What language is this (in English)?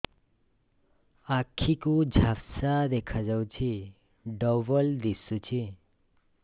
Odia